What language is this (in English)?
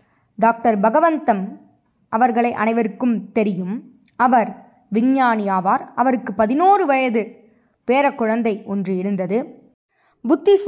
Tamil